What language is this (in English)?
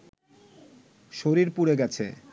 Bangla